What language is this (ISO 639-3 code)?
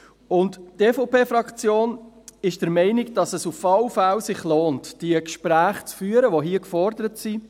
gsw